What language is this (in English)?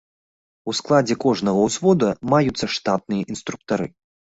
Belarusian